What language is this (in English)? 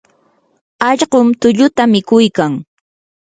Yanahuanca Pasco Quechua